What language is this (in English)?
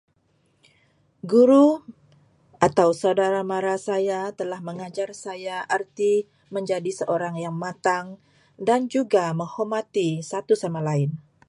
Malay